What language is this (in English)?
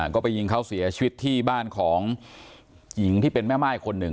Thai